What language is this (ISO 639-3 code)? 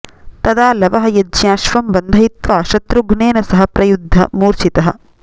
san